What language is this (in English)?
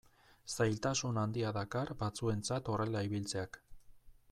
Basque